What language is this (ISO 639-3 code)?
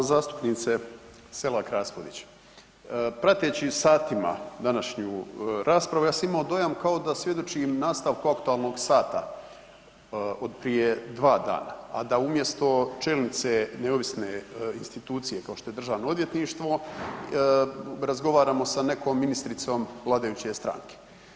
hrv